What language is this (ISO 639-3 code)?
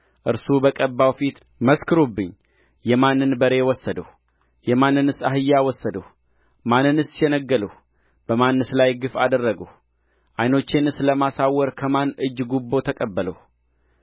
amh